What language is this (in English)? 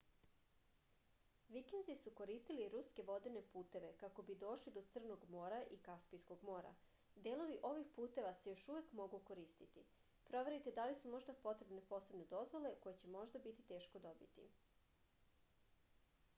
Serbian